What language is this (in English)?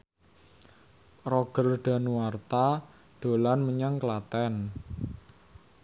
Javanese